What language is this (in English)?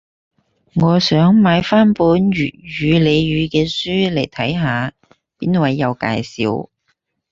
Cantonese